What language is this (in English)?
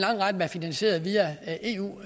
Danish